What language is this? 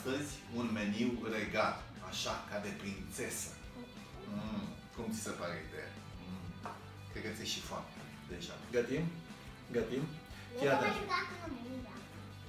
Romanian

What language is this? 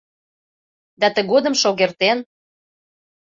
Mari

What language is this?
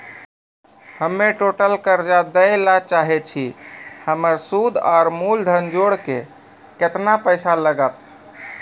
Maithili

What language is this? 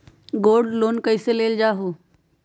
Magahi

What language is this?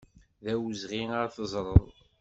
Kabyle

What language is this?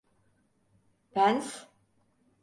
Turkish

